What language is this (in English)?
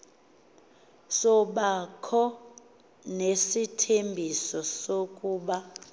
Xhosa